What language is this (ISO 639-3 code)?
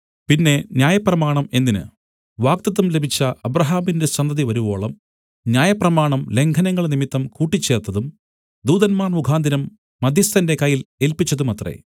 mal